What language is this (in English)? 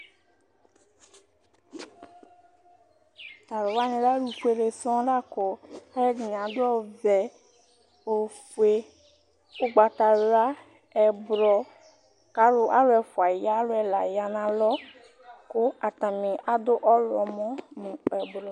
Ikposo